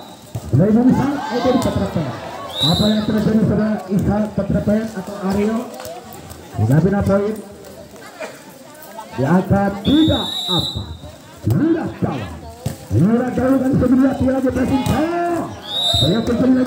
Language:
Indonesian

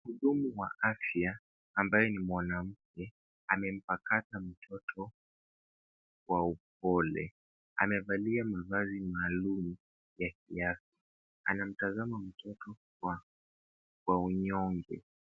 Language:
Swahili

